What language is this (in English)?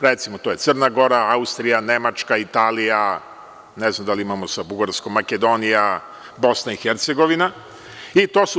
Serbian